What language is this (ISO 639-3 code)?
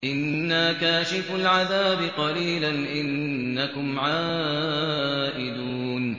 ara